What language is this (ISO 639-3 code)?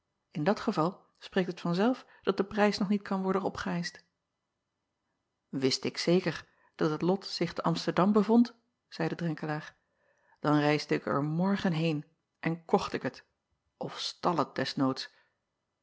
nld